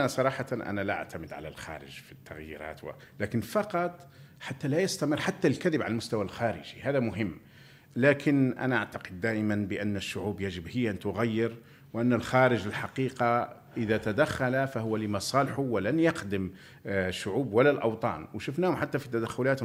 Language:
Arabic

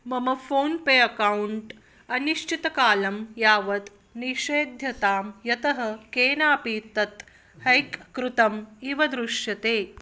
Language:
Sanskrit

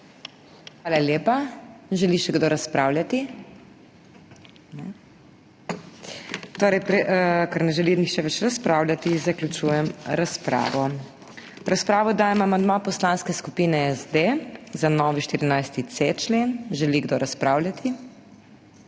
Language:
Slovenian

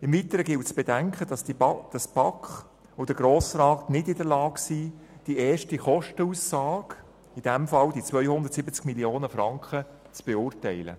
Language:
Swiss German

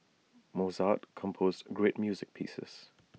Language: English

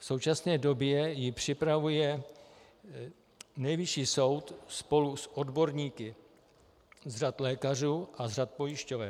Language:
Czech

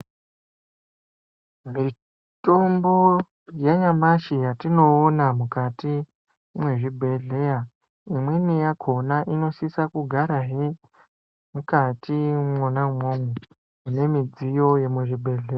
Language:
Ndau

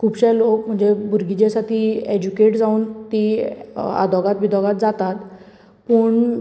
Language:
Konkani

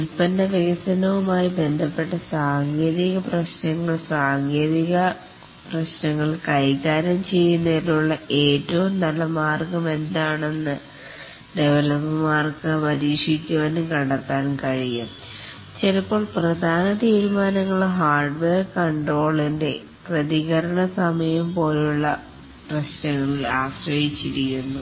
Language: Malayalam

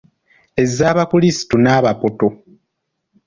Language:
Ganda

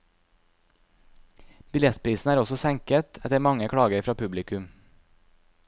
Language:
Norwegian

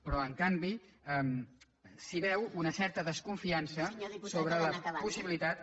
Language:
Catalan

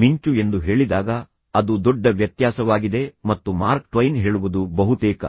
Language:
Kannada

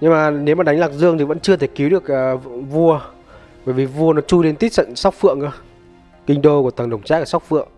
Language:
Vietnamese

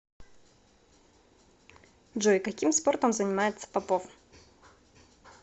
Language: Russian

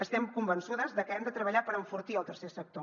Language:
Catalan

